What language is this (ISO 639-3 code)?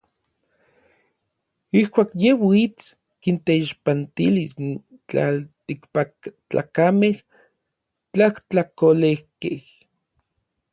nlv